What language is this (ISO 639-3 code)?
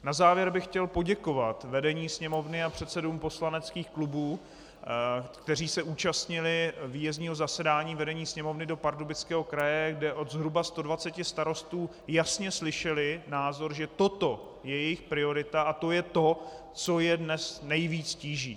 ces